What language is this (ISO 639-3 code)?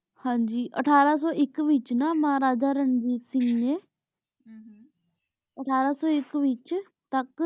pan